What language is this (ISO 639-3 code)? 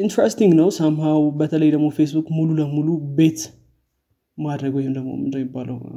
amh